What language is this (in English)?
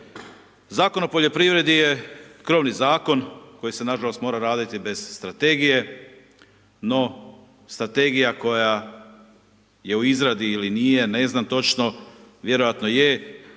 Croatian